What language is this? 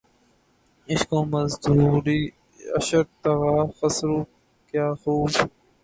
Urdu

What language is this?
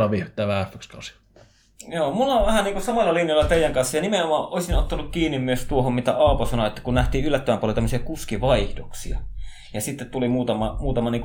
Finnish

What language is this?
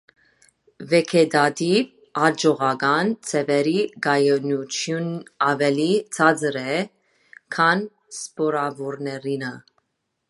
Armenian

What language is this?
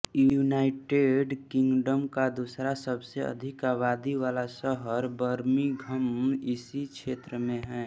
Hindi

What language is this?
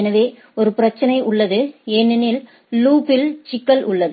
Tamil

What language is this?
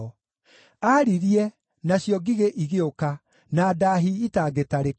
Kikuyu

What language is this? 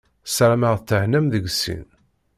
Kabyle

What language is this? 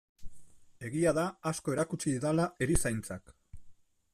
Basque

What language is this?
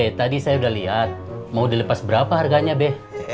Indonesian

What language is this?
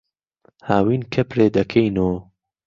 Central Kurdish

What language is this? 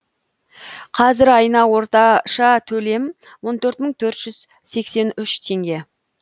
Kazakh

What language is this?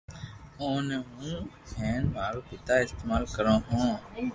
Loarki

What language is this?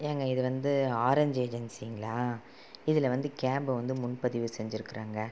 Tamil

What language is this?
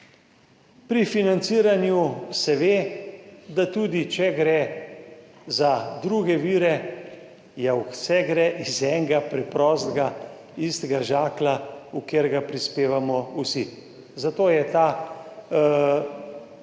Slovenian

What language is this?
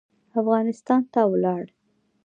Pashto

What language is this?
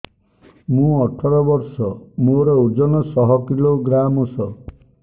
Odia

